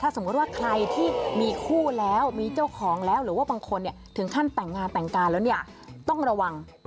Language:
Thai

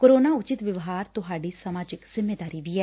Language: Punjabi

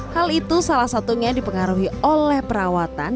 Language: Indonesian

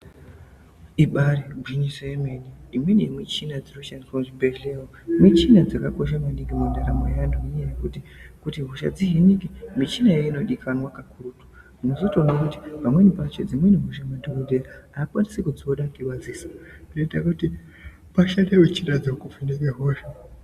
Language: Ndau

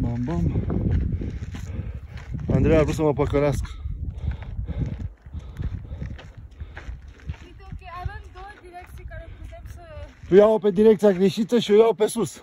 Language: Romanian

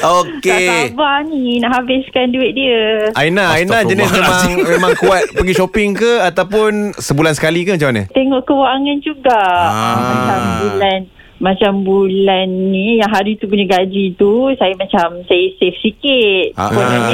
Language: Malay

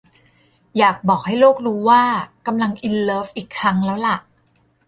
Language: Thai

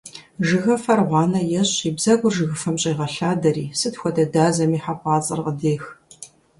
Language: Kabardian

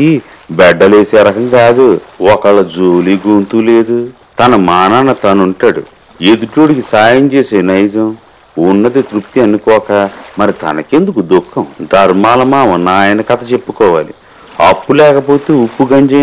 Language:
Telugu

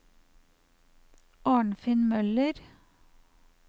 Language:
Norwegian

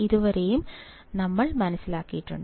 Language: Malayalam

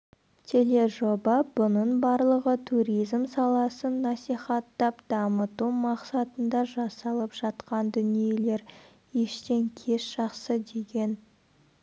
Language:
Kazakh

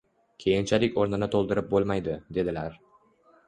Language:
Uzbek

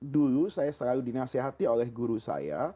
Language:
Indonesian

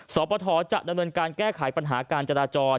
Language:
Thai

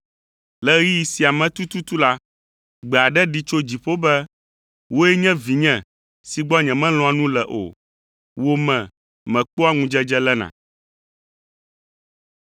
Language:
Ewe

